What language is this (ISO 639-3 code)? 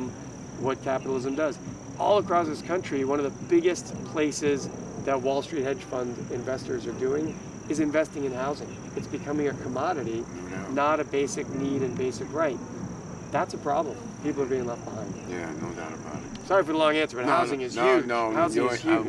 eng